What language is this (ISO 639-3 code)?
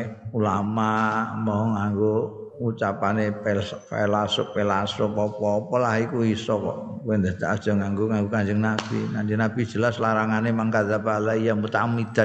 ind